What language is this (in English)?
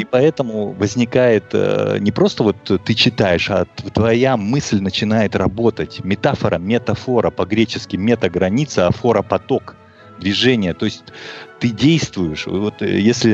Russian